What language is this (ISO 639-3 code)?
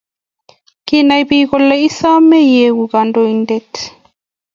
kln